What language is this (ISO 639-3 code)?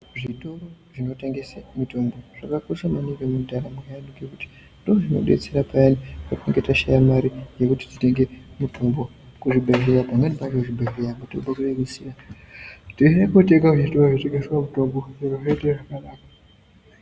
ndc